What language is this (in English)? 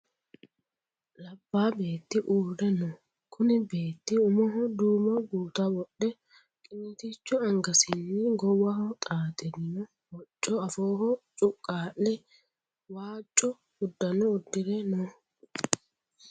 Sidamo